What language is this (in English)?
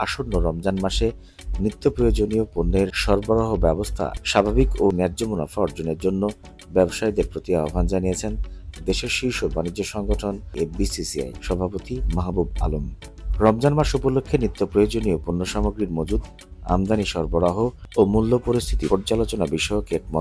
Romanian